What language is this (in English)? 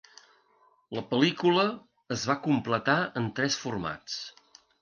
Catalan